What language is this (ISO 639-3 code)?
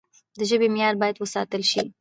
pus